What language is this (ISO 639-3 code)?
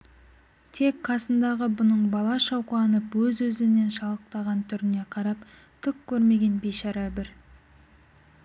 kaz